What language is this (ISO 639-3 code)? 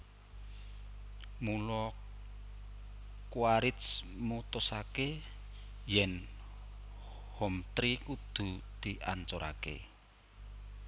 jav